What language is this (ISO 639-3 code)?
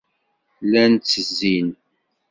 kab